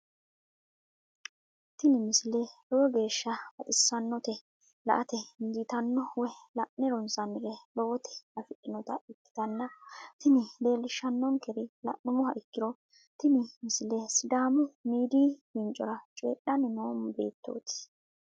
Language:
Sidamo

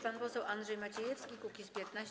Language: Polish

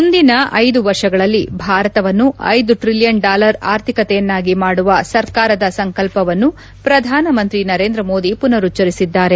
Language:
Kannada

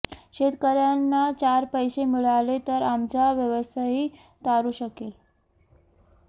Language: Marathi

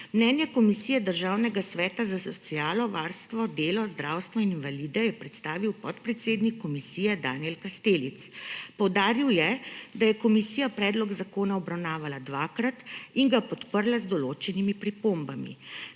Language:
Slovenian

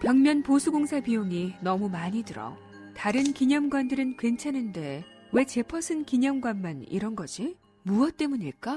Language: Korean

